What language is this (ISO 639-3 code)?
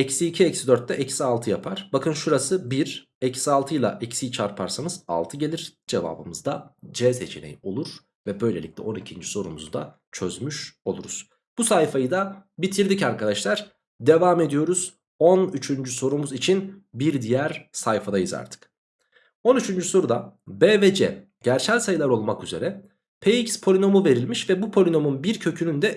tur